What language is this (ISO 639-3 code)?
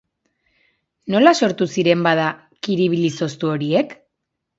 eus